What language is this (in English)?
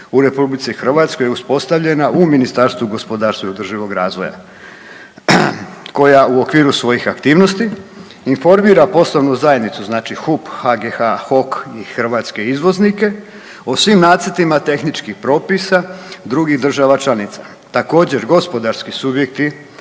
Croatian